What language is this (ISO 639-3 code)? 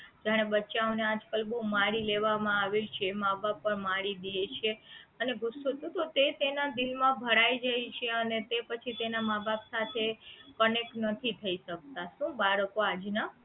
guj